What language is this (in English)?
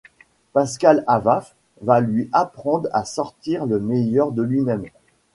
French